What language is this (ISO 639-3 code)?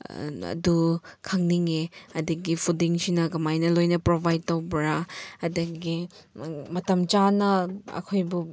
mni